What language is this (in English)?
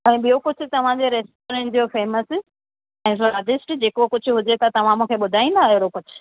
Sindhi